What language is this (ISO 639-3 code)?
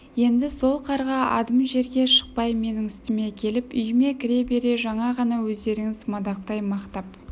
kaz